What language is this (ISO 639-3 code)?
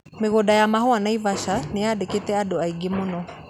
kik